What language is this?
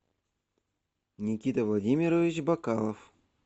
Russian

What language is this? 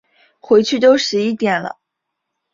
Chinese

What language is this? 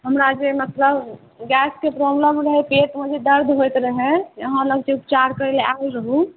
Maithili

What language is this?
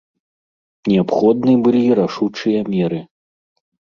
Belarusian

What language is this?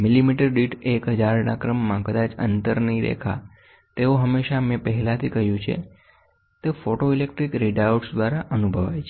Gujarati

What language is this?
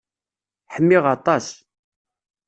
Kabyle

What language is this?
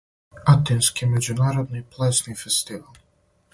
Serbian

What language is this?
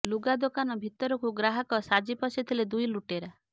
Odia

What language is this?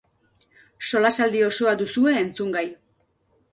Basque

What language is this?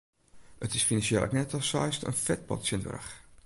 Western Frisian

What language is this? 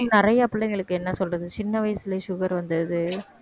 Tamil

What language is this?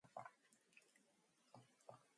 Mongolian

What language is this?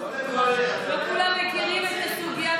Hebrew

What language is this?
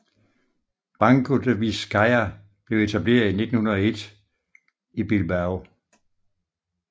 Danish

